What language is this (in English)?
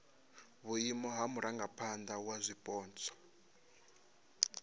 Venda